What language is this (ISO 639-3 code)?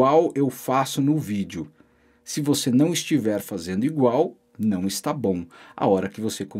por